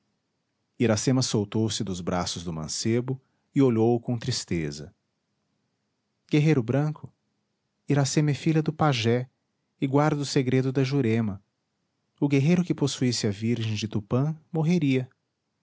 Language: Portuguese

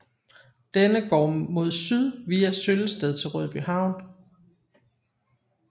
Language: Danish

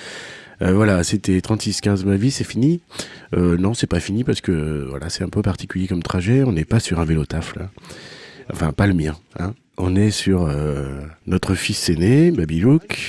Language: French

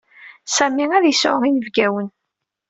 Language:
Kabyle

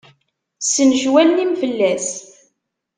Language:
Kabyle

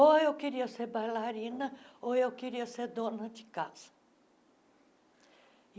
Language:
Portuguese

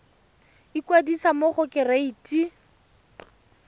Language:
Tswana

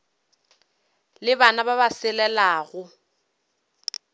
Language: Northern Sotho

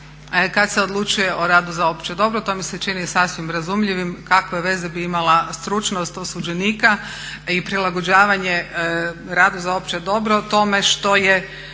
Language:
Croatian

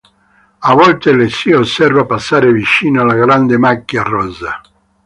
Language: Italian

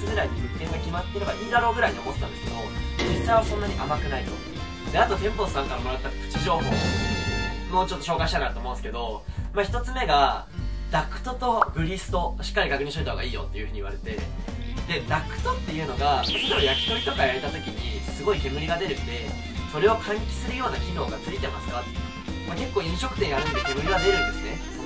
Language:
Japanese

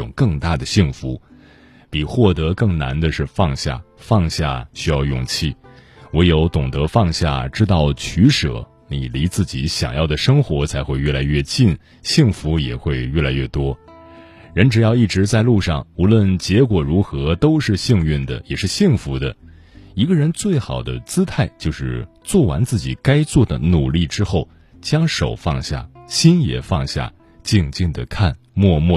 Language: Chinese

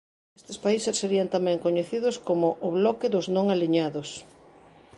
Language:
Galician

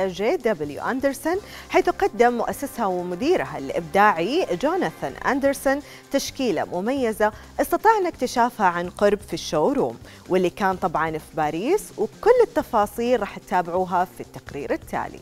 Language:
Arabic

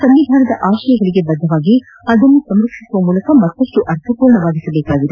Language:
Kannada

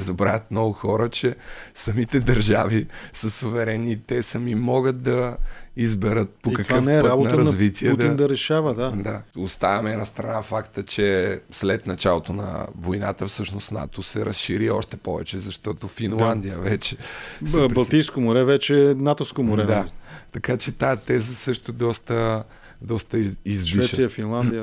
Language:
Bulgarian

